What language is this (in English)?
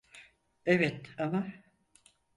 Turkish